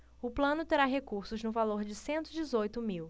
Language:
Portuguese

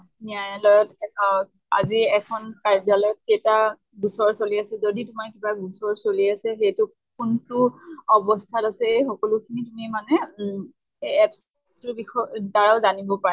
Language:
Assamese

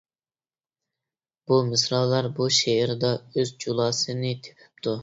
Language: Uyghur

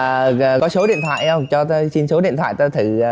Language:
Vietnamese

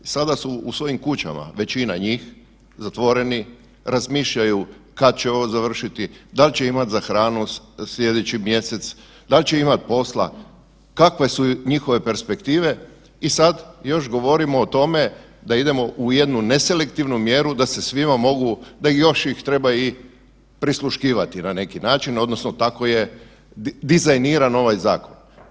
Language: Croatian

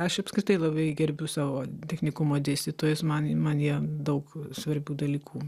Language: Lithuanian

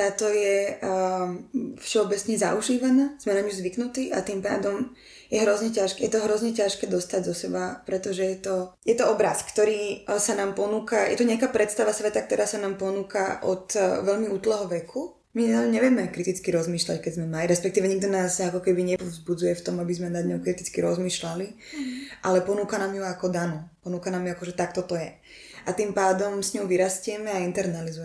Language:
Slovak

